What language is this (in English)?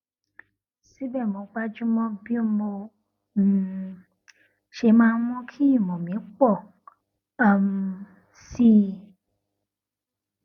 Yoruba